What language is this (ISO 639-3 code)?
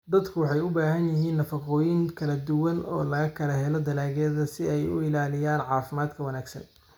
som